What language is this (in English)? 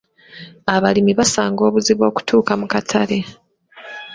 Ganda